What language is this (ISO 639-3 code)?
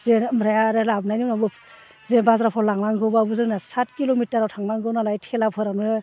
brx